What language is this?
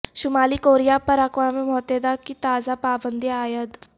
Urdu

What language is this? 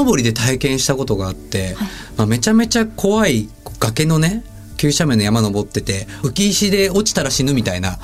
Japanese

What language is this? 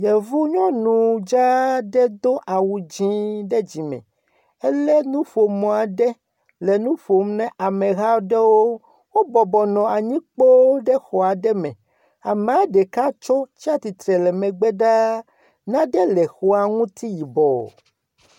Ewe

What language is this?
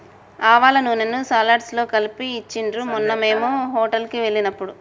Telugu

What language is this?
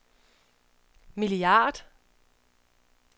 Danish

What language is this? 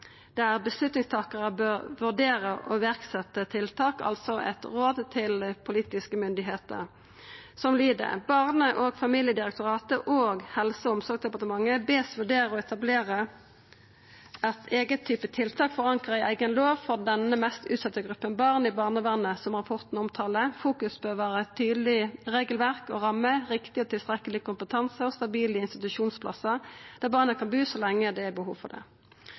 Norwegian Nynorsk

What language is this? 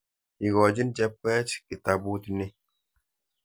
Kalenjin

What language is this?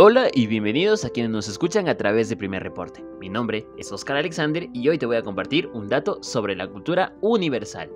Spanish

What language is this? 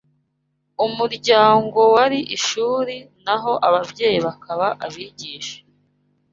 Kinyarwanda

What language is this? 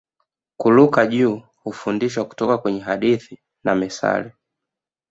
Swahili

